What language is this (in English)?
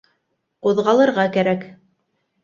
Bashkir